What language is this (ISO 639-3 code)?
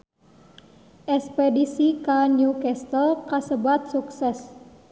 sun